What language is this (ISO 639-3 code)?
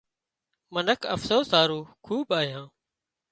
kxp